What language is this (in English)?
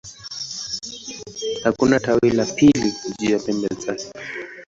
Swahili